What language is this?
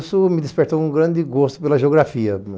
Portuguese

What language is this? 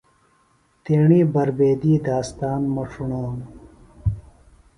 Phalura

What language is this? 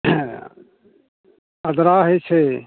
Maithili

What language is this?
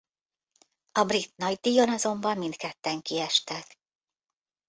Hungarian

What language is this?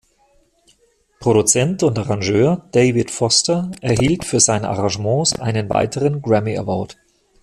German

